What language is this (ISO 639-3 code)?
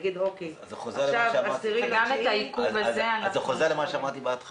heb